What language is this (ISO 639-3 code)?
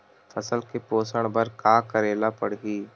hne